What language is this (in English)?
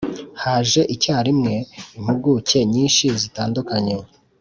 Kinyarwanda